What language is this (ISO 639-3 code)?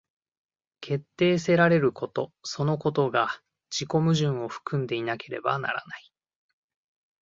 jpn